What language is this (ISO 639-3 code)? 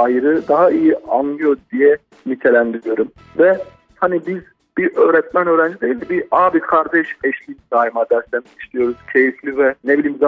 tur